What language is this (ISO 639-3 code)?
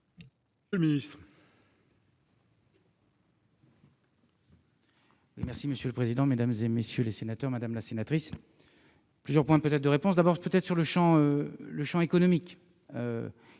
fra